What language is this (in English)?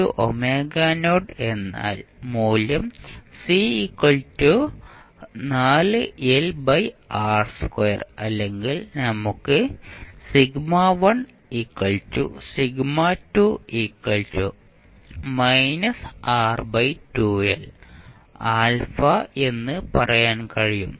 Malayalam